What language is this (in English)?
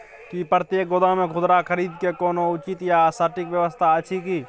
Maithili